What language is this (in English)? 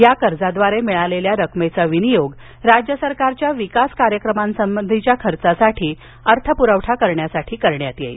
Marathi